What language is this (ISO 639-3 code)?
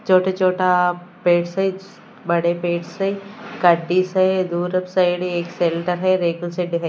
hin